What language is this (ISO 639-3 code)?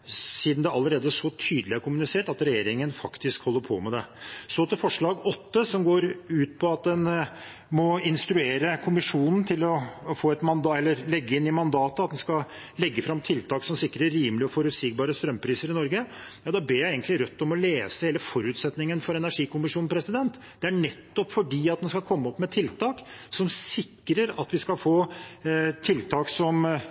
nob